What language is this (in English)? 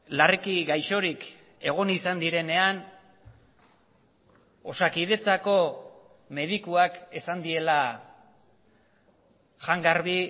Basque